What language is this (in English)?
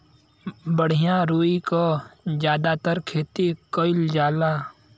Bhojpuri